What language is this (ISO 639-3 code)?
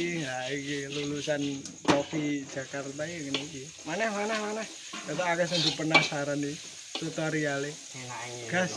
jav